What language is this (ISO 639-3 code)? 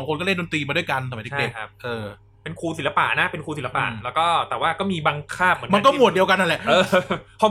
tha